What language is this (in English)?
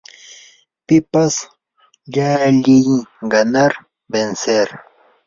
Yanahuanca Pasco Quechua